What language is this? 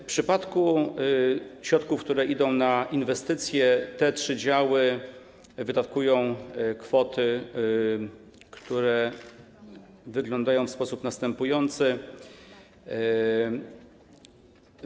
Polish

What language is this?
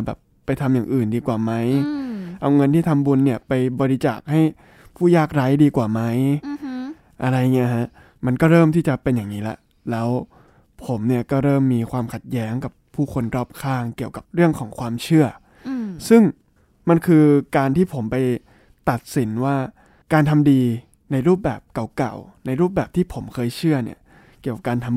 Thai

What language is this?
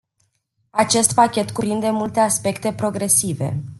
Romanian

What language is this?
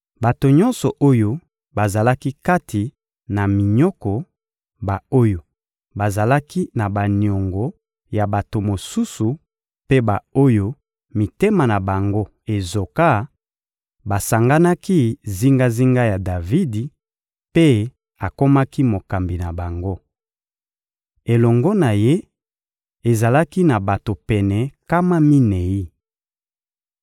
Lingala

